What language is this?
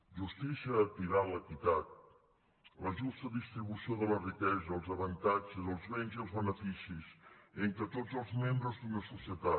Catalan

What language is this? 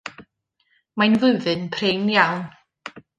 Welsh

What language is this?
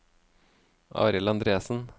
Norwegian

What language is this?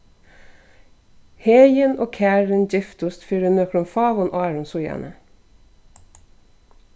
Faroese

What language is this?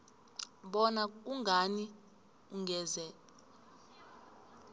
South Ndebele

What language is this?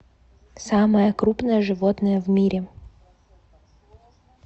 Russian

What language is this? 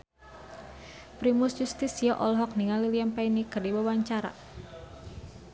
Sundanese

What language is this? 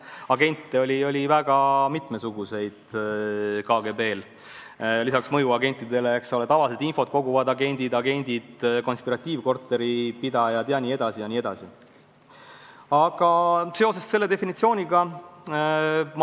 Estonian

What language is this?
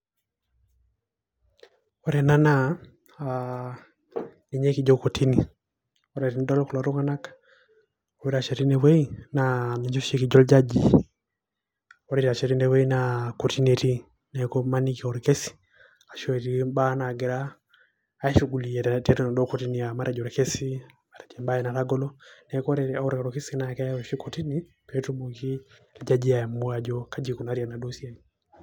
Masai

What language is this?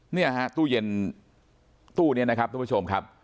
Thai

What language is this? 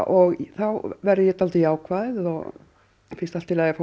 Icelandic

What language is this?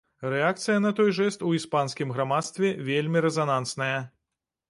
Belarusian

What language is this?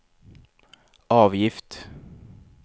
Swedish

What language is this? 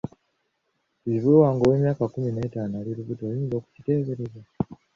Ganda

